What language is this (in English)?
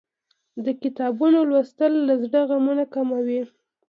Pashto